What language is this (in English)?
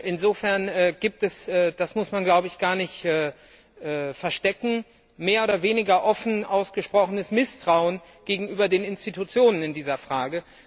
German